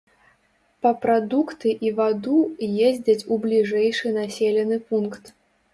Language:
Belarusian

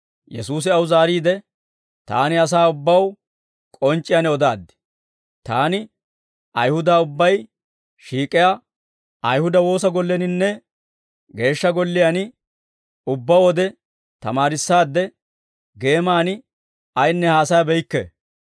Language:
Dawro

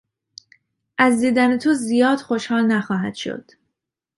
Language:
Persian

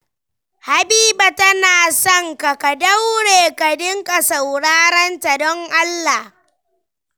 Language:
Hausa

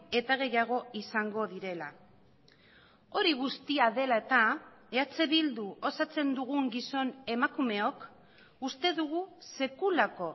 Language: Basque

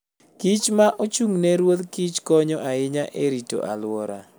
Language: Luo (Kenya and Tanzania)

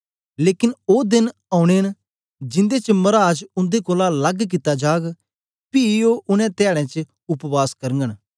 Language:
Dogri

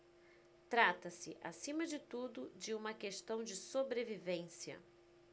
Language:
Portuguese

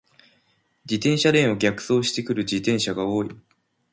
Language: Japanese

